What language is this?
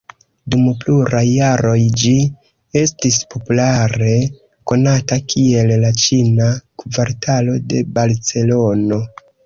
Esperanto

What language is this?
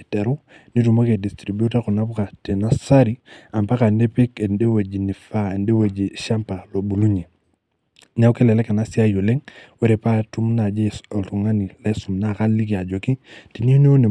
Masai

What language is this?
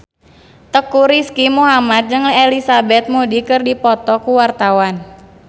Sundanese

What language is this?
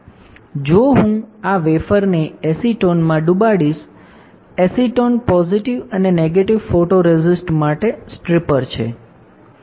Gujarati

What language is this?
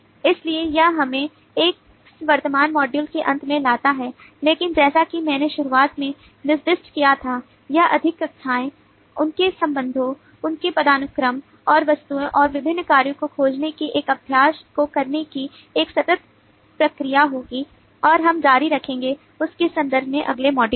Hindi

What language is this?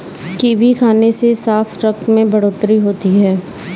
Hindi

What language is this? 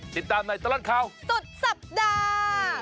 Thai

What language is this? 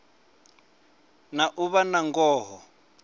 Venda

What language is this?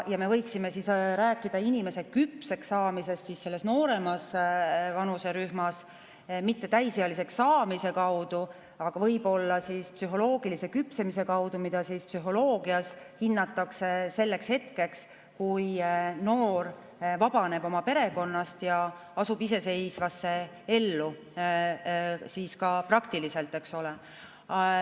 Estonian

